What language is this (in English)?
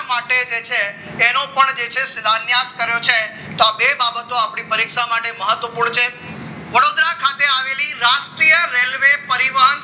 Gujarati